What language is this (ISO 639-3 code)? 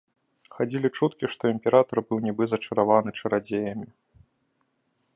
bel